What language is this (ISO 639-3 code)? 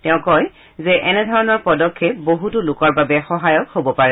asm